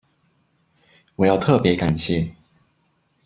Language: Chinese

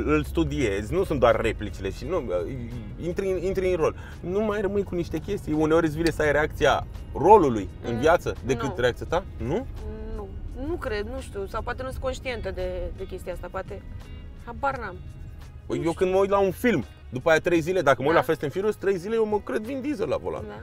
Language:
Romanian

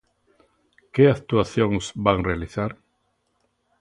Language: Galician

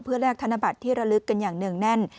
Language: Thai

